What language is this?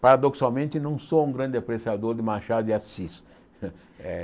Portuguese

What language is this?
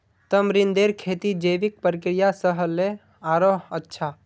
Magahi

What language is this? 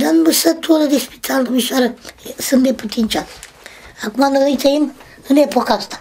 Romanian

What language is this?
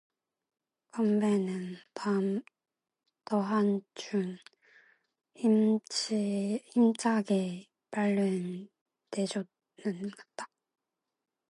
Korean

